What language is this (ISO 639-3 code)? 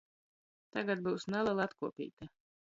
ltg